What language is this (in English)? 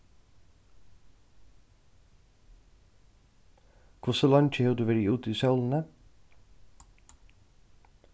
Faroese